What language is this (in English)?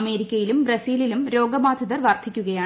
Malayalam